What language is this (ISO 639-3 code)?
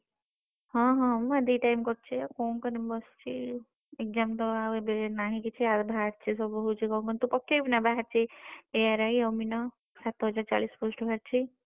ori